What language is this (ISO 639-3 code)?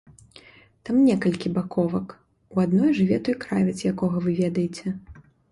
bel